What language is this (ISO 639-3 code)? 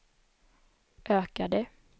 swe